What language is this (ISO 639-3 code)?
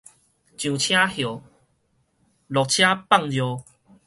nan